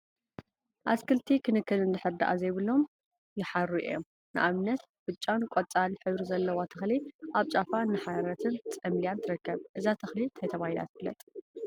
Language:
Tigrinya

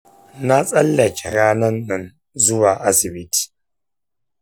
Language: Hausa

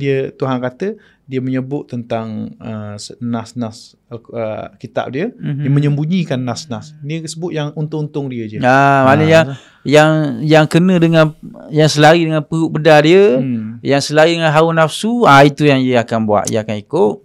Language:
Malay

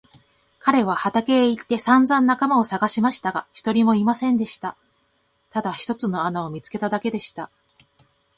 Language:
Japanese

